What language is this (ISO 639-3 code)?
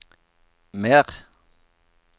nor